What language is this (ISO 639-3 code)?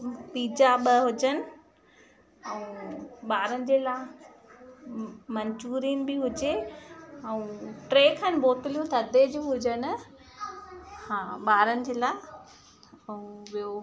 snd